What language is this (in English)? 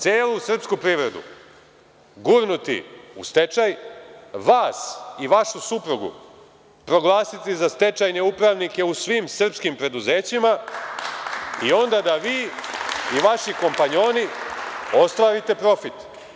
Serbian